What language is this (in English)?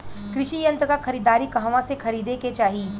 Bhojpuri